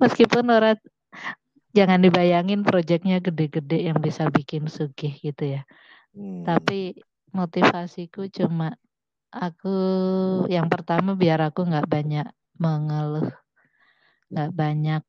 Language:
Indonesian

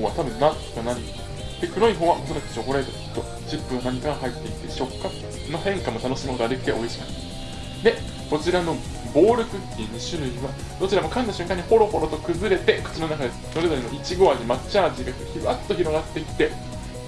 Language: Japanese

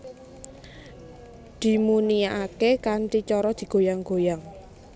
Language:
Javanese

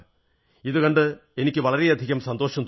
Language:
Malayalam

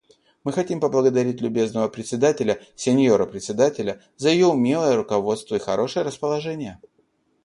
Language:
Russian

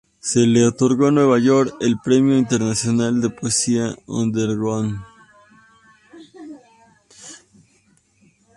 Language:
Spanish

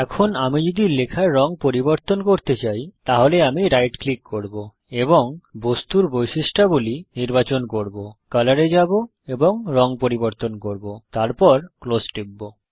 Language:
Bangla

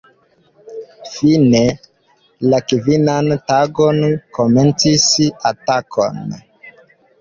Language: Esperanto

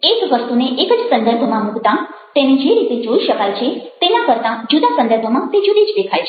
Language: Gujarati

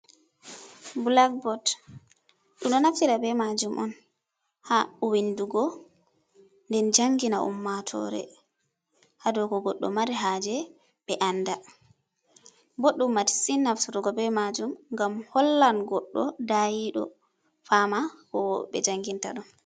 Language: Fula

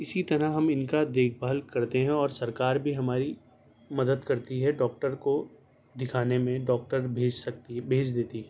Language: Urdu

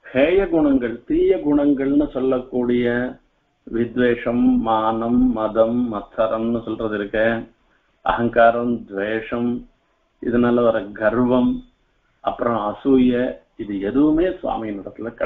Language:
Vietnamese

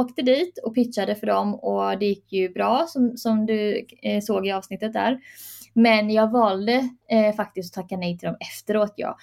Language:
Swedish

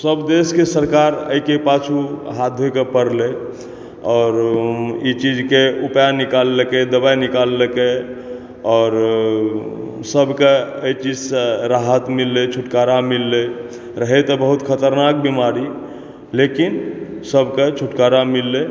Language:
Maithili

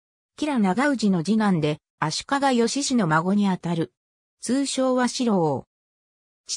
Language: Japanese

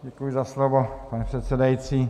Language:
Czech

